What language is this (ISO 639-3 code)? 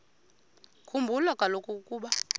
xho